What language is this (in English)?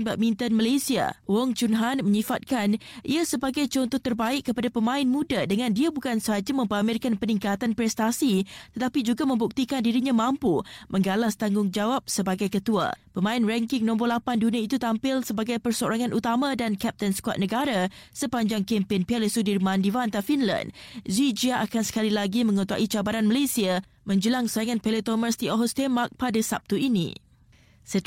Malay